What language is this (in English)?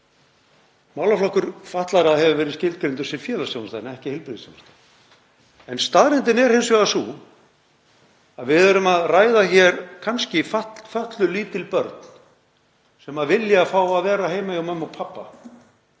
Icelandic